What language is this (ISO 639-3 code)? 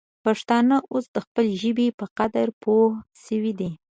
pus